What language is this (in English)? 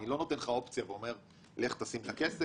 Hebrew